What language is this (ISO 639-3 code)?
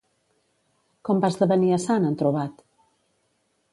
cat